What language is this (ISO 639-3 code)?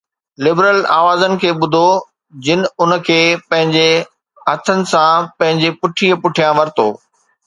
snd